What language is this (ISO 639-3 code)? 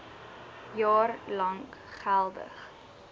afr